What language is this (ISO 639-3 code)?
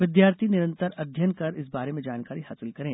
hin